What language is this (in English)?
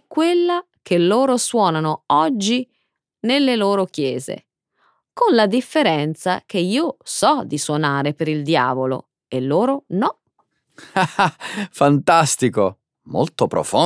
Italian